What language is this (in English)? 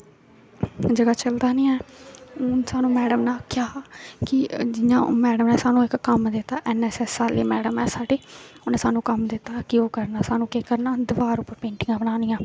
Dogri